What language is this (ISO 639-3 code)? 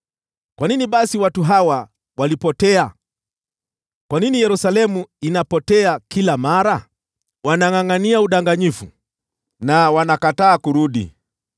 swa